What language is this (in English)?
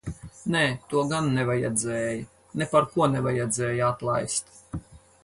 Latvian